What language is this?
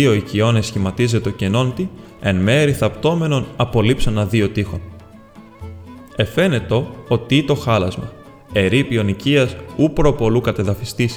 Greek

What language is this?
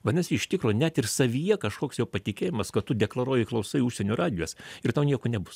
Lithuanian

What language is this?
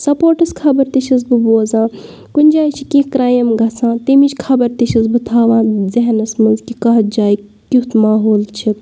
Kashmiri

